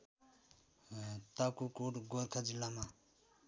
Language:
Nepali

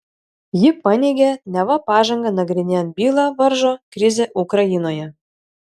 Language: Lithuanian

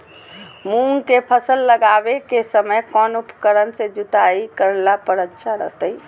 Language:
Magahi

